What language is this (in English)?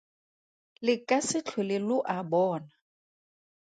Tswana